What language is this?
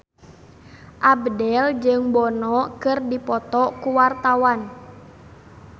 Sundanese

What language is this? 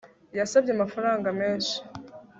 Kinyarwanda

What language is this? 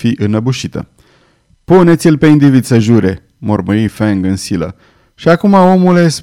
Romanian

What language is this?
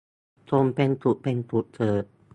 Thai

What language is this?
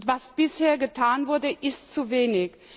German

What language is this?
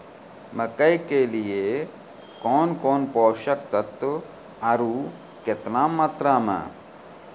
Maithili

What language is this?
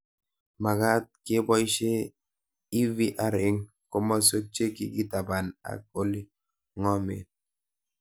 Kalenjin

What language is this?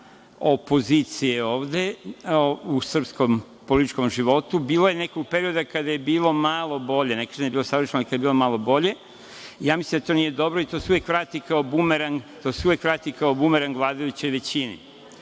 Serbian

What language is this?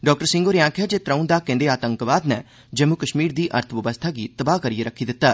Dogri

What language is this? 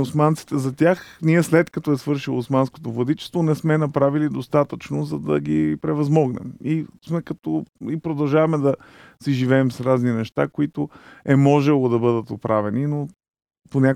Bulgarian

